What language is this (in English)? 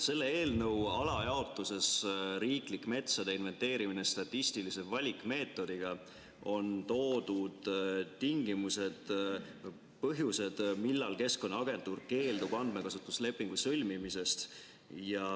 Estonian